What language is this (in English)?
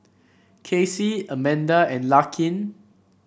English